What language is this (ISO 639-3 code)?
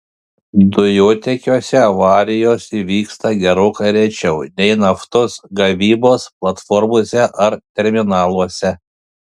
lit